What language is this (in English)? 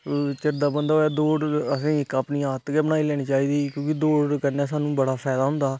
Dogri